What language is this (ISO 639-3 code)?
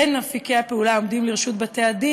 heb